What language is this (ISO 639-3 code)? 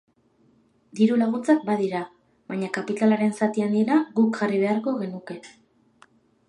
eus